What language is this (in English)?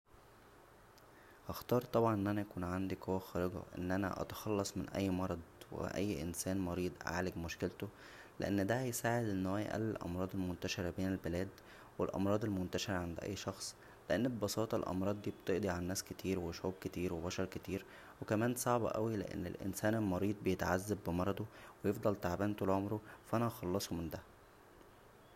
Egyptian Arabic